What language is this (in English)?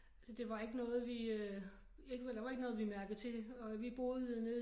Danish